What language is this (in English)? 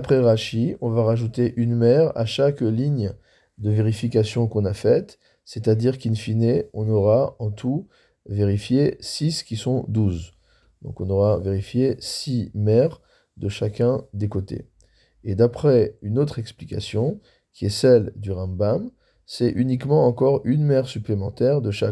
French